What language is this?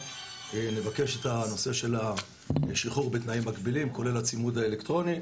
Hebrew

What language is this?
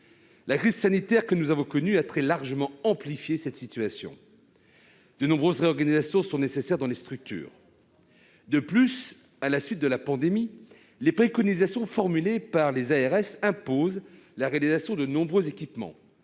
French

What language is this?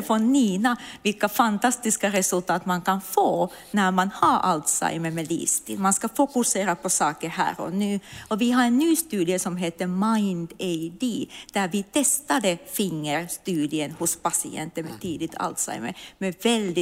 Swedish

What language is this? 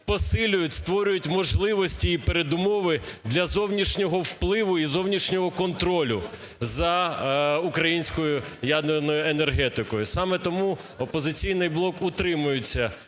Ukrainian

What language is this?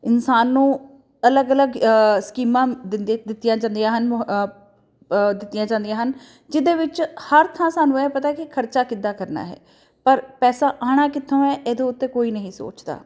Punjabi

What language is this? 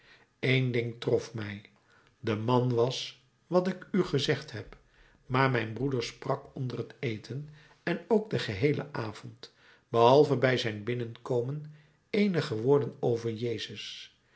Dutch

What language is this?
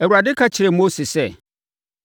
Akan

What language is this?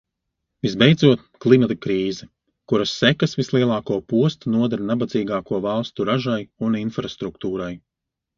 Latvian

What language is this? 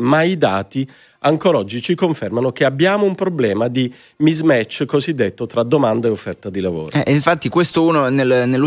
Italian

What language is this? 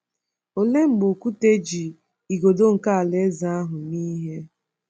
Igbo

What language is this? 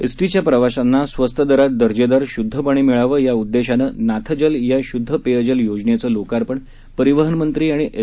Marathi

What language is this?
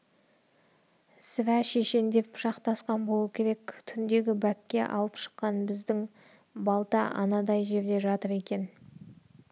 Kazakh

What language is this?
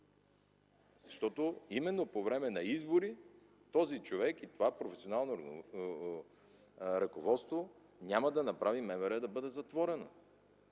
Bulgarian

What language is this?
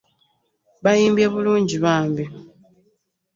Ganda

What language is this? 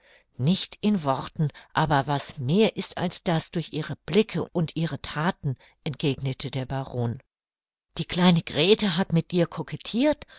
German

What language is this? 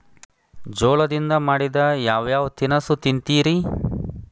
Kannada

